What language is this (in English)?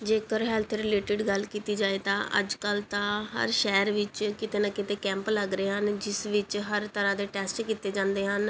Punjabi